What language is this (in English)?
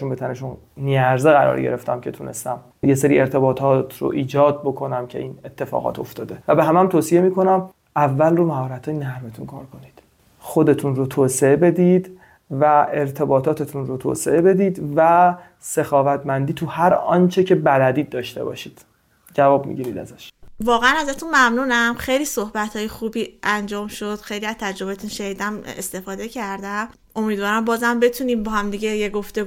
Persian